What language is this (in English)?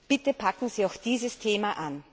German